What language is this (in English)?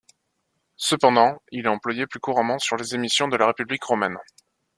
French